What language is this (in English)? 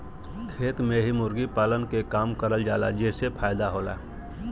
Bhojpuri